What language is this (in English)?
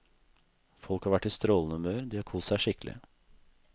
Norwegian